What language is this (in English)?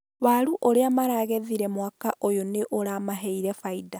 Kikuyu